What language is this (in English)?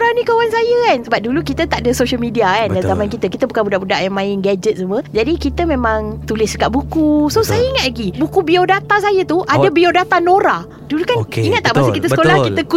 Malay